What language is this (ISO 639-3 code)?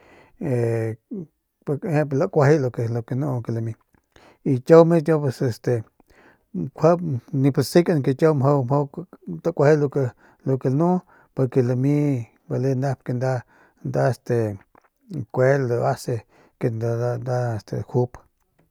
pmq